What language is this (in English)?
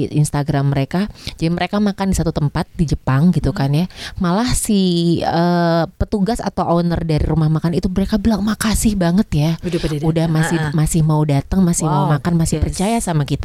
Indonesian